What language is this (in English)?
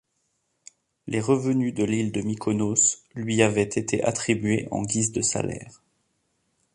French